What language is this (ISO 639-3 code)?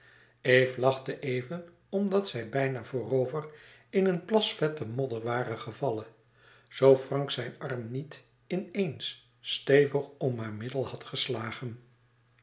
nld